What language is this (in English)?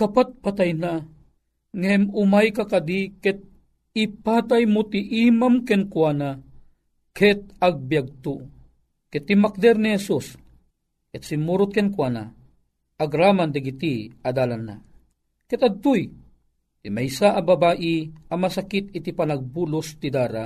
Filipino